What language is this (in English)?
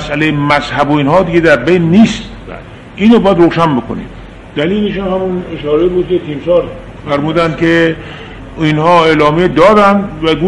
Persian